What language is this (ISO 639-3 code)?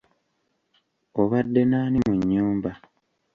lug